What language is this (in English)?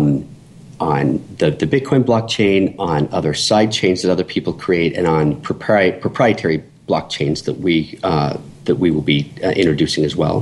English